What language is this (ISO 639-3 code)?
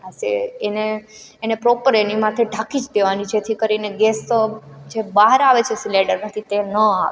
guj